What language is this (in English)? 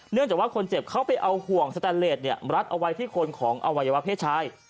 Thai